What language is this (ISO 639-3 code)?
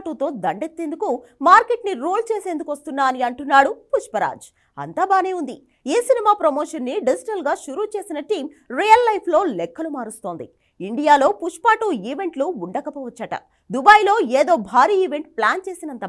tel